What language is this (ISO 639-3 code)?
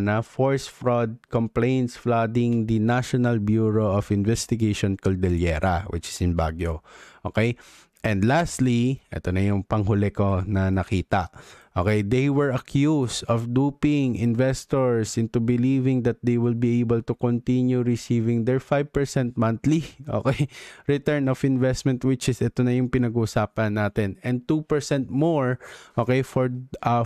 fil